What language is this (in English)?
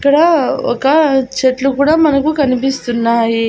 Telugu